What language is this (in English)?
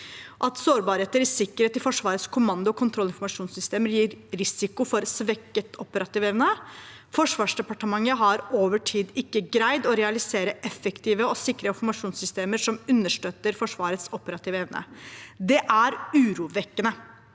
Norwegian